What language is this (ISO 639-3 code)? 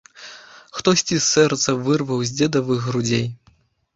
bel